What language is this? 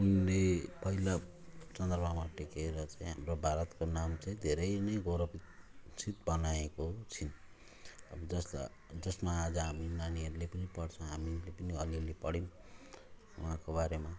Nepali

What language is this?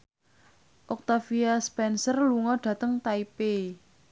Javanese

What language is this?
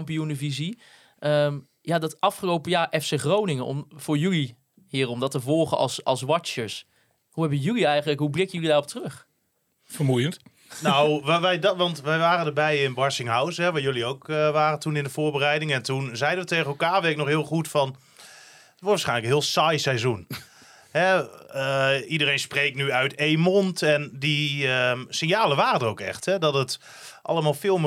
Dutch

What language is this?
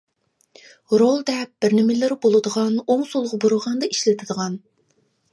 Uyghur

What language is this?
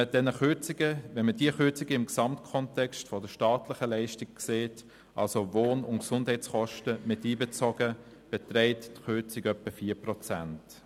Swiss German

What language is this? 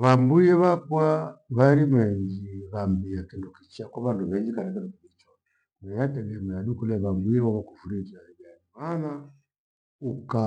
Gweno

